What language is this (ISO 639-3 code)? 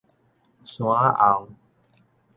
nan